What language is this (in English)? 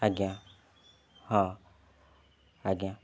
Odia